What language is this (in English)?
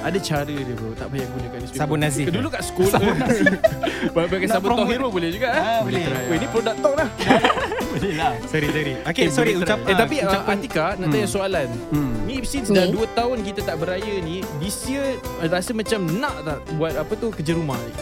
Malay